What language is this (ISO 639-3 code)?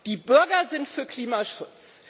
deu